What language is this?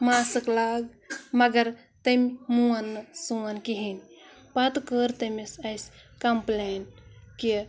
Kashmiri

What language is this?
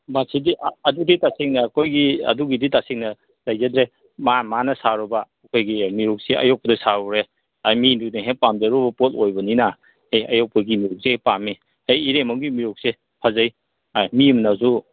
Manipuri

